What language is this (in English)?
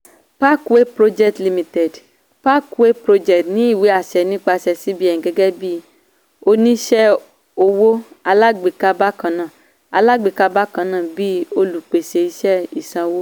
Yoruba